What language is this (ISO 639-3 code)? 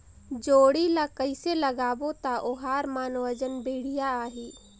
hne